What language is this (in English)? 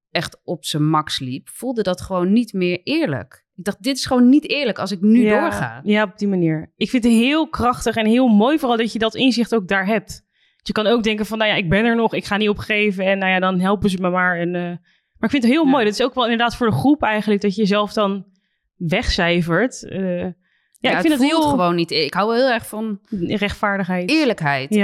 Dutch